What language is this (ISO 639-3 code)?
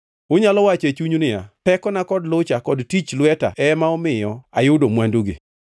luo